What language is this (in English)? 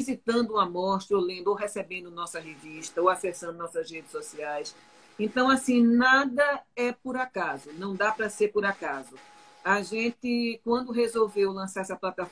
Portuguese